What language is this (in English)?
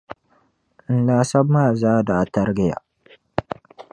Dagbani